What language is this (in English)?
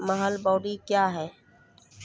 Maithili